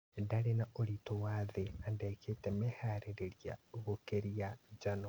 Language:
Kikuyu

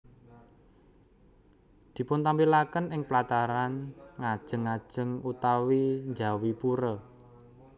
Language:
Javanese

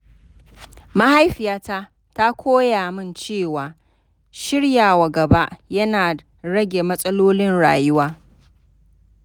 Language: Hausa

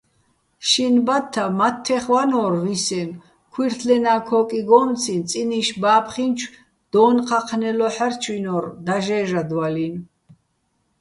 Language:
Bats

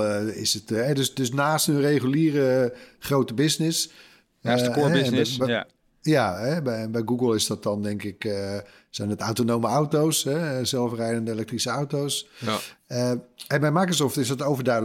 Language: Dutch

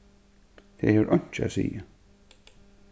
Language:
Faroese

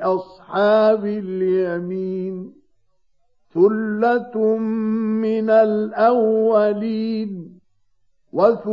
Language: Arabic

